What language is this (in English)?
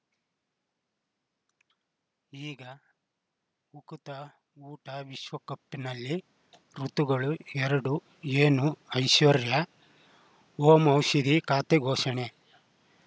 Kannada